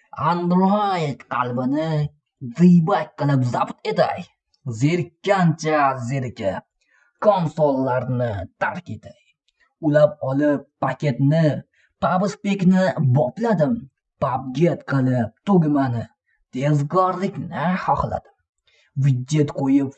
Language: Uzbek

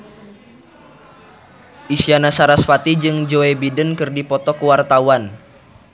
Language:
Sundanese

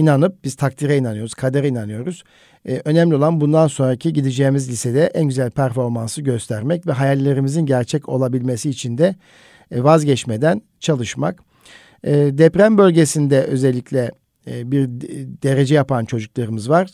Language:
Turkish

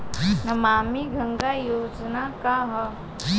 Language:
Bhojpuri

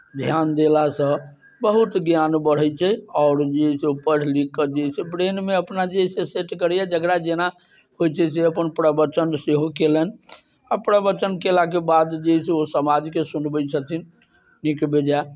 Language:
Maithili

